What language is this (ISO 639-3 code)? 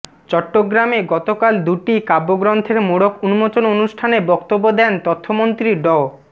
ben